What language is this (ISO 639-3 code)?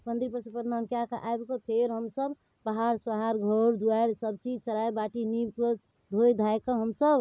mai